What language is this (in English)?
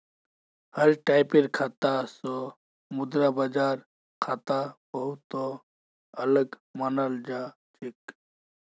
Magahi